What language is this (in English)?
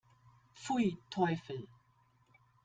German